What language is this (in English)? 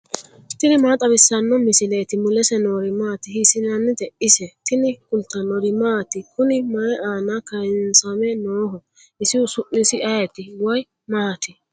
Sidamo